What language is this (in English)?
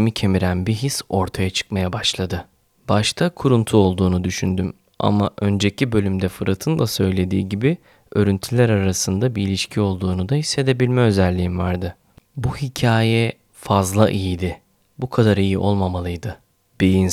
Turkish